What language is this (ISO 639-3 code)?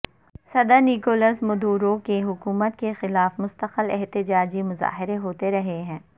urd